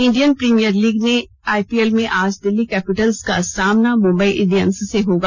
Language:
Hindi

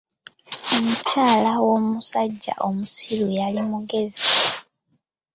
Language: Ganda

